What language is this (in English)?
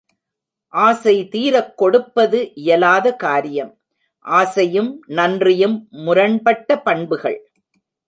Tamil